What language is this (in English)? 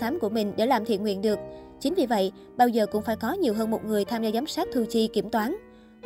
Vietnamese